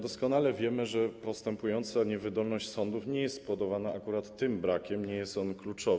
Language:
Polish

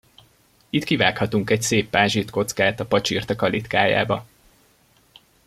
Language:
Hungarian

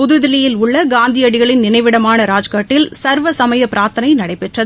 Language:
Tamil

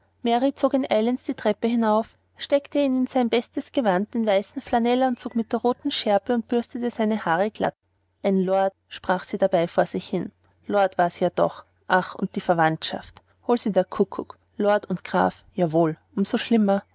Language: German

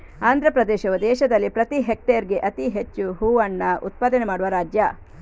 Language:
Kannada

